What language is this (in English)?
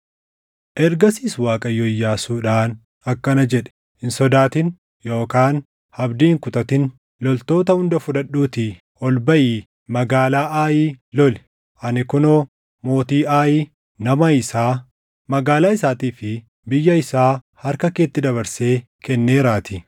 Oromo